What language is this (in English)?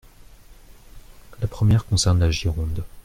French